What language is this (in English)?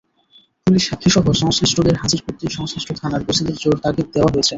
Bangla